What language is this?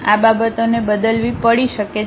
Gujarati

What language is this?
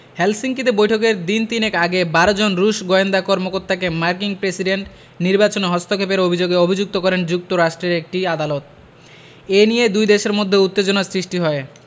Bangla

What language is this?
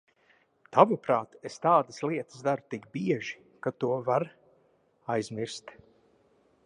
Latvian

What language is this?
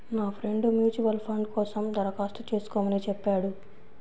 Telugu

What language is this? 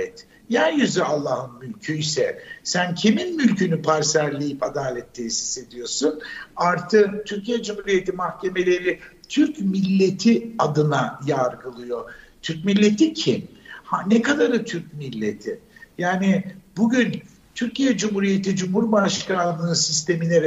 Turkish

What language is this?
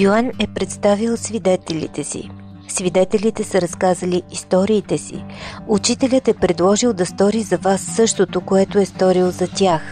Bulgarian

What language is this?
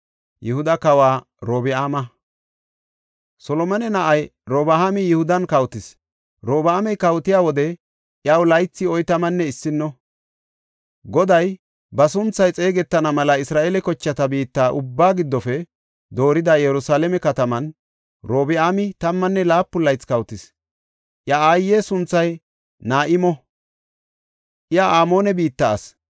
Gofa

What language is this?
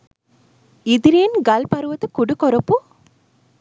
Sinhala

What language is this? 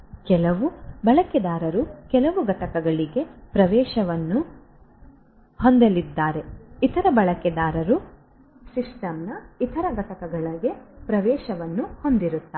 Kannada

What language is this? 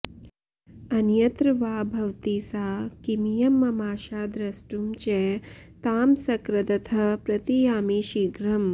Sanskrit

